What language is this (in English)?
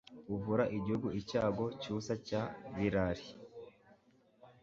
Kinyarwanda